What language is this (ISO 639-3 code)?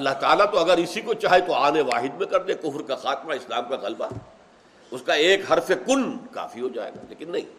urd